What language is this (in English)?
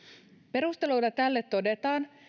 Finnish